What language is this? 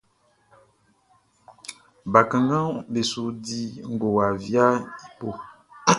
Baoulé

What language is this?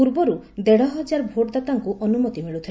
Odia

